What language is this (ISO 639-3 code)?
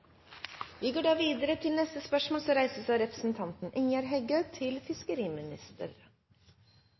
nob